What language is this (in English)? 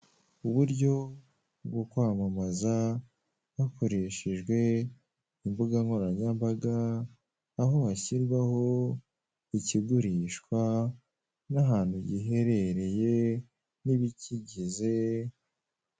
Kinyarwanda